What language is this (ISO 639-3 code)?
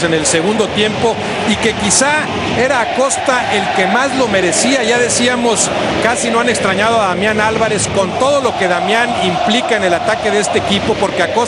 spa